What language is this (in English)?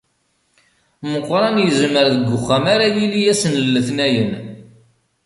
Kabyle